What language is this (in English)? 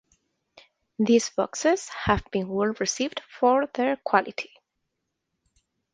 English